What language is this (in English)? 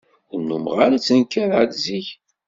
Kabyle